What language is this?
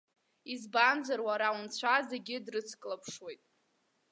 Abkhazian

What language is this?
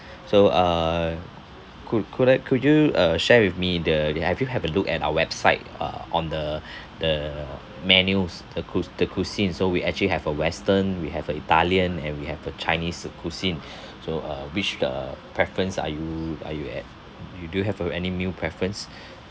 English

